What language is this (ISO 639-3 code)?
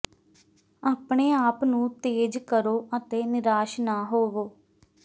pan